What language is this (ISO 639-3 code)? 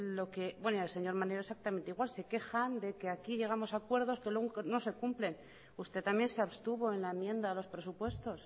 spa